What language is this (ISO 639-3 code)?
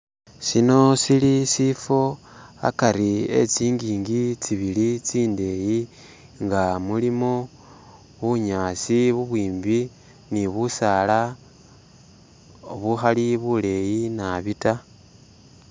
myx